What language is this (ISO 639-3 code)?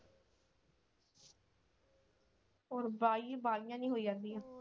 pan